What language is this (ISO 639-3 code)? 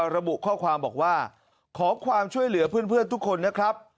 tha